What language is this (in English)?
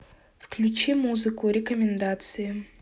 Russian